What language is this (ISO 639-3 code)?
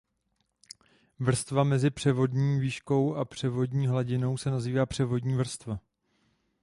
ces